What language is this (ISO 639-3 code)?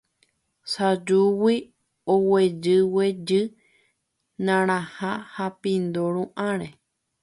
grn